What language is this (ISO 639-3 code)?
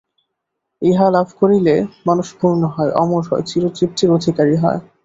ben